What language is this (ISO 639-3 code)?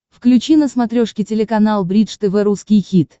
rus